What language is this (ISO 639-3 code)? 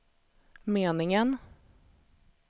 swe